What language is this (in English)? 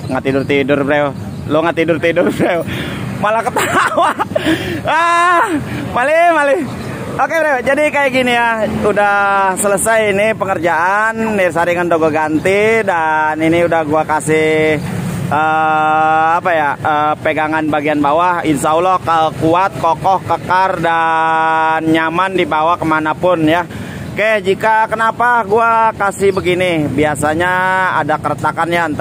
Indonesian